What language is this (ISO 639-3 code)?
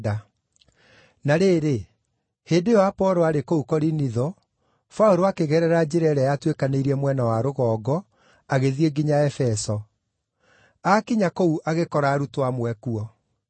kik